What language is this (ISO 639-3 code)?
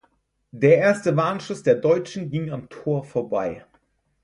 deu